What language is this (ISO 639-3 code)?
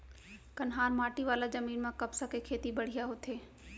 hne